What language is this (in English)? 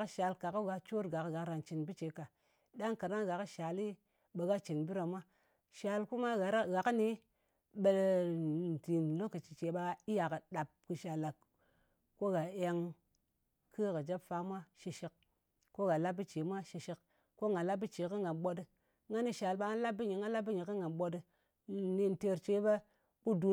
Ngas